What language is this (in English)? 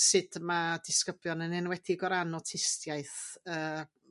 Welsh